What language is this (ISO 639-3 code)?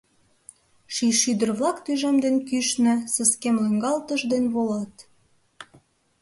chm